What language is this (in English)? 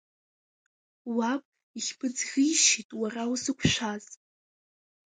Abkhazian